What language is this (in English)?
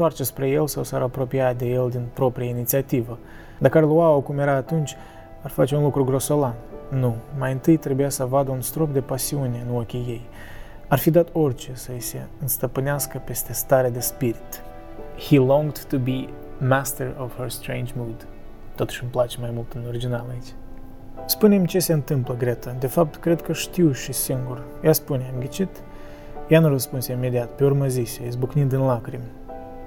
Romanian